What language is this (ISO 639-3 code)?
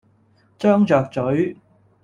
yue